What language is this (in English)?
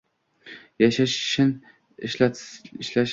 Uzbek